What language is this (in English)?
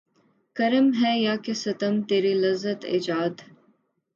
Urdu